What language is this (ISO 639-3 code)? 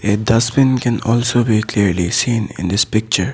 eng